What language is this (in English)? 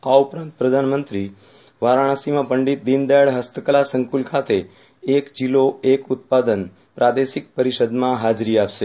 Gujarati